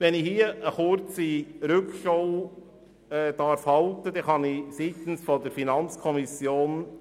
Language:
Swiss German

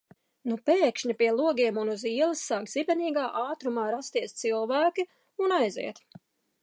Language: Latvian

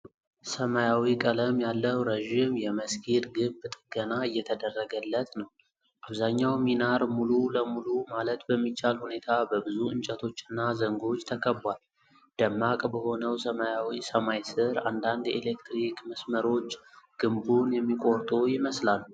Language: Amharic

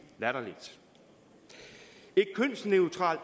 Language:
Danish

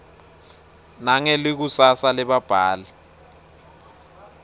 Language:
Swati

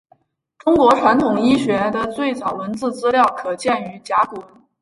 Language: Chinese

